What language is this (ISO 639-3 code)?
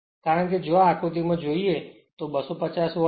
guj